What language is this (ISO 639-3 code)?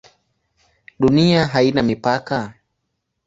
swa